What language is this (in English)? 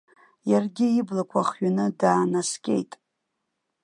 Abkhazian